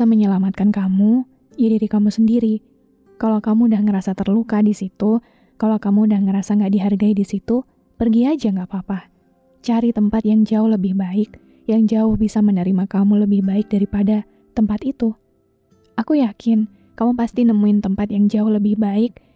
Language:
Indonesian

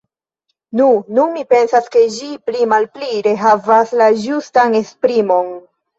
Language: Esperanto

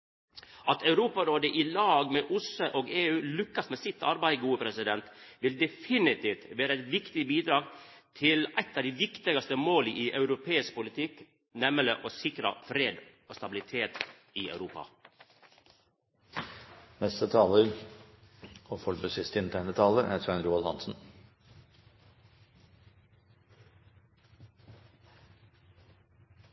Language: Norwegian Nynorsk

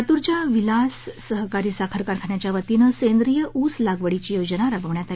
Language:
Marathi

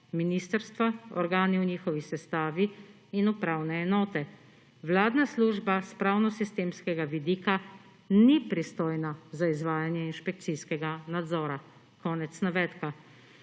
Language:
Slovenian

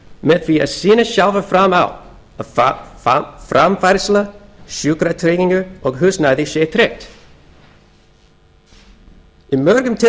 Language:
Icelandic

